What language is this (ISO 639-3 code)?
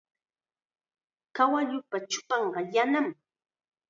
qxa